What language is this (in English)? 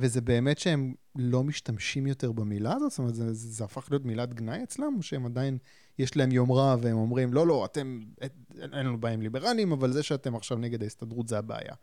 Hebrew